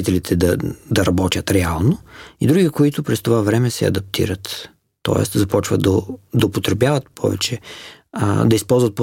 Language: Bulgarian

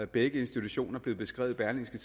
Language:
Danish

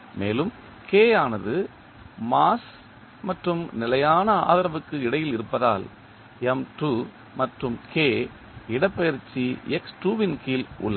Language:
Tamil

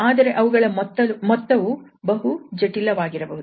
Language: Kannada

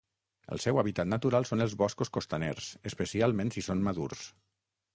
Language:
Catalan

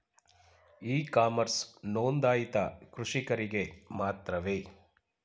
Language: Kannada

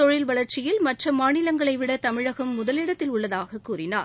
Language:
Tamil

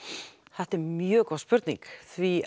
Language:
Icelandic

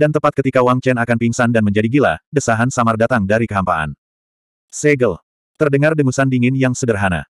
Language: Indonesian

